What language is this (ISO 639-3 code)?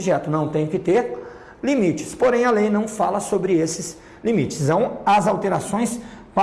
por